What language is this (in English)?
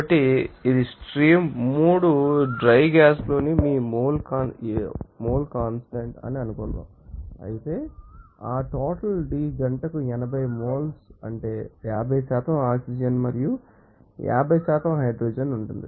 Telugu